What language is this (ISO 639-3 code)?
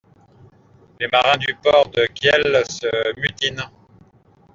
fra